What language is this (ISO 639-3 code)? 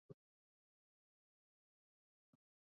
zho